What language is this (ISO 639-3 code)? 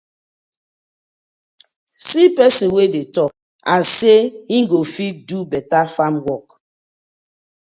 pcm